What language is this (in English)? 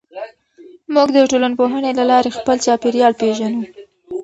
Pashto